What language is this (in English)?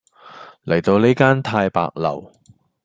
Cantonese